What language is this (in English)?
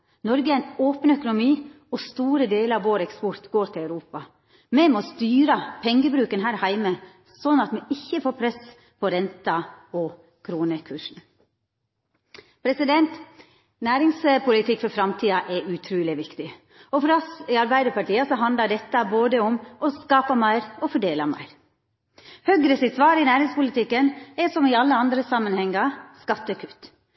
Norwegian Nynorsk